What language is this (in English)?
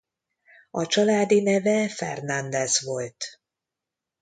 Hungarian